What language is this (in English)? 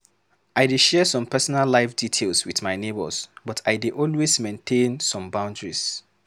Nigerian Pidgin